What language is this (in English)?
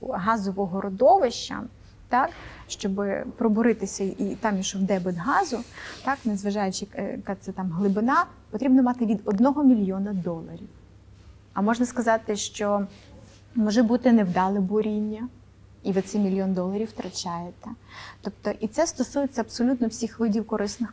Ukrainian